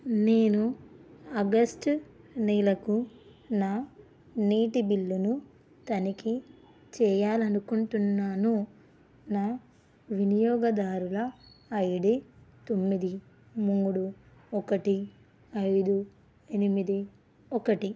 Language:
Telugu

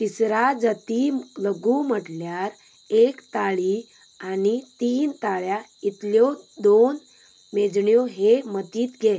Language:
Konkani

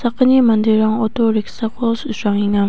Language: Garo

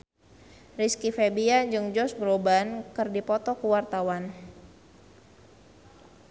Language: Sundanese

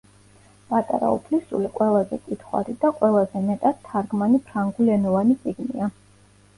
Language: Georgian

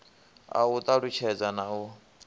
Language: Venda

